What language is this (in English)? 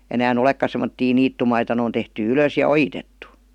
Finnish